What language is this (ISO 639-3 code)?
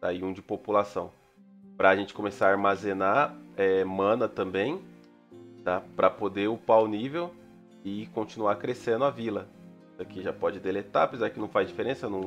por